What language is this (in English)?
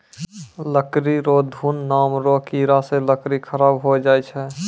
Maithili